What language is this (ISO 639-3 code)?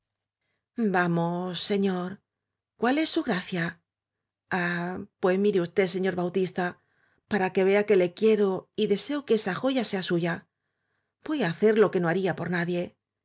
spa